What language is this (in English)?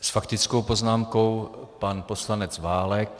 Czech